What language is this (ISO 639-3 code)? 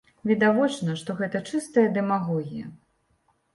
bel